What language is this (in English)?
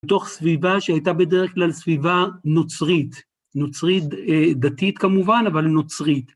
Hebrew